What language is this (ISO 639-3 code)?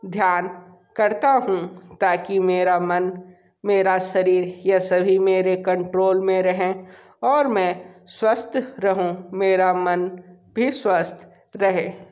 hin